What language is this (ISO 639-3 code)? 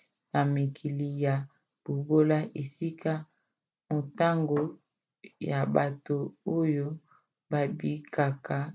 lin